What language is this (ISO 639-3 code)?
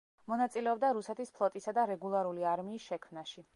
kat